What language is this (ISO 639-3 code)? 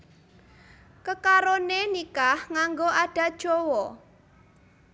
jav